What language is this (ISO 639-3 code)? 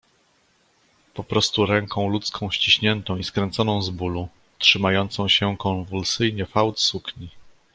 pol